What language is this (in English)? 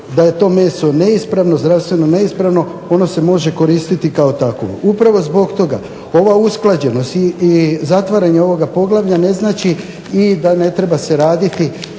Croatian